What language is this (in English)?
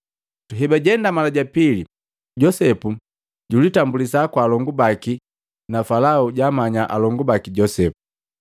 Matengo